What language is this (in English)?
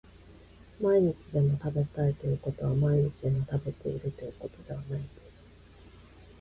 Japanese